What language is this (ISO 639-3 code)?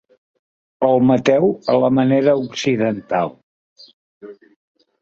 cat